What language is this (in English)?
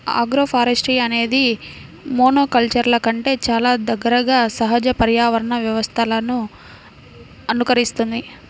Telugu